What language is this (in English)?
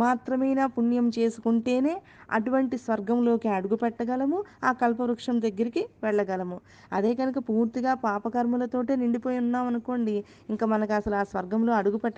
Telugu